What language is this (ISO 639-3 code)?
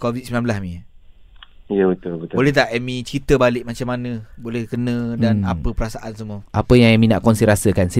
msa